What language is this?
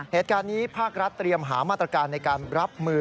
Thai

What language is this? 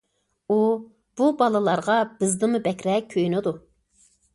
Uyghur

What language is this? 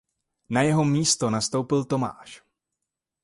Czech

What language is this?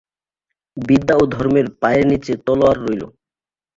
Bangla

